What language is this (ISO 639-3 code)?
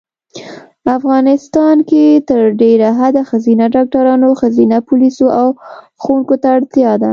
pus